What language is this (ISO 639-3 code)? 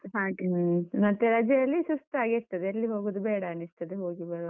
kan